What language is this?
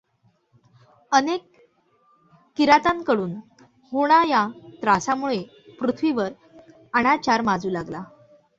Marathi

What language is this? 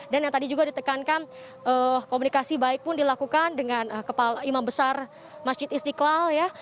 Indonesian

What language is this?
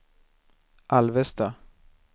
Swedish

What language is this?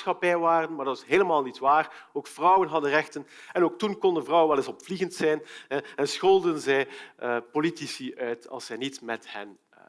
Dutch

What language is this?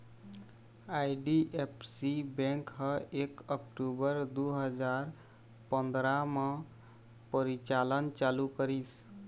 Chhattisgarhi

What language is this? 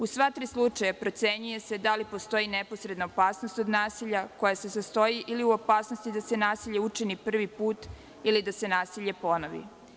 Serbian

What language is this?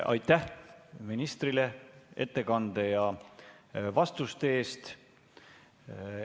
Estonian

